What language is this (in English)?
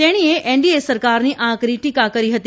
Gujarati